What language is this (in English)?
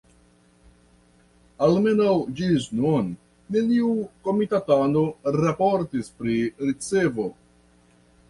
Esperanto